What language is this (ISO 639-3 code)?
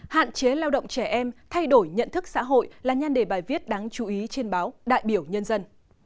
vie